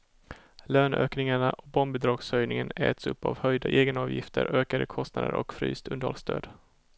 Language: Swedish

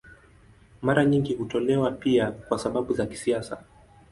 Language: Swahili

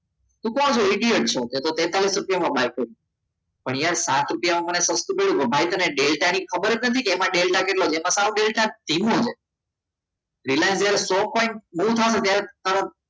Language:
Gujarati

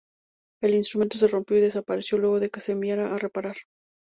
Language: Spanish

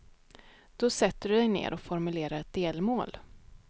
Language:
Swedish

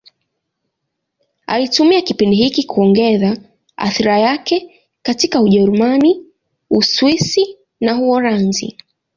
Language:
Swahili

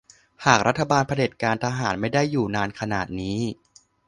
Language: Thai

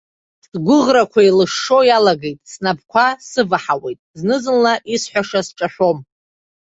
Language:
Abkhazian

